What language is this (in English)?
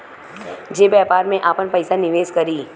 Bhojpuri